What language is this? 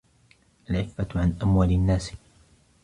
Arabic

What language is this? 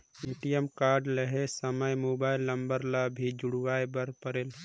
Chhattisgarhi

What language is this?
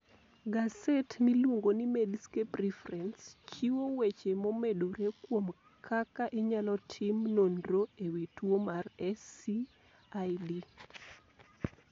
Luo (Kenya and Tanzania)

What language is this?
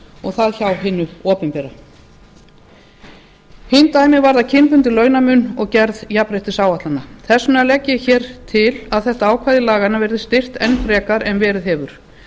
Icelandic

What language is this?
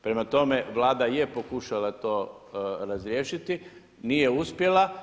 Croatian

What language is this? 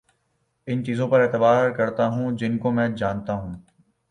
Urdu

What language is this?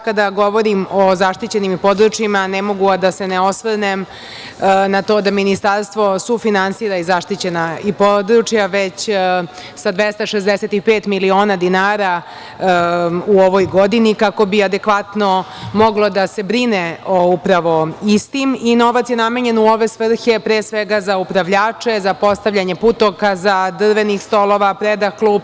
Serbian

